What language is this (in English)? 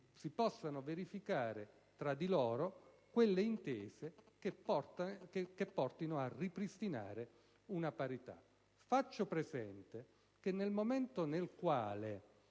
Italian